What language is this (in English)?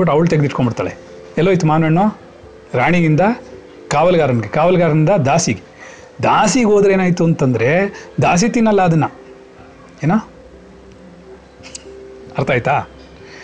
Kannada